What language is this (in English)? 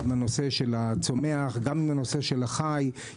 Hebrew